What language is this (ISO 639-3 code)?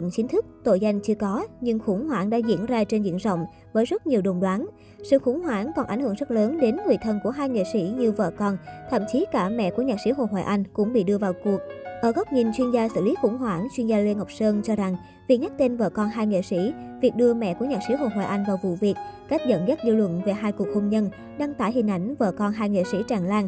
vie